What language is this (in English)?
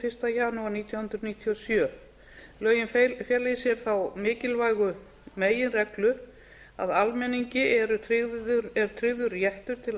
Icelandic